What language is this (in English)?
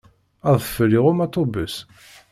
Kabyle